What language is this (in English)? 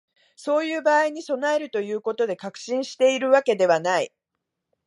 Japanese